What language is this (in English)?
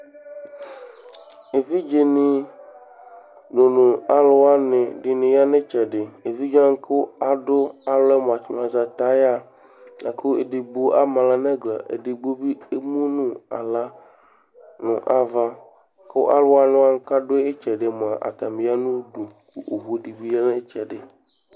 Ikposo